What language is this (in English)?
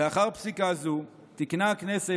Hebrew